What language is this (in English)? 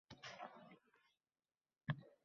Uzbek